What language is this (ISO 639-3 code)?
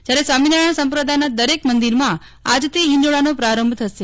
guj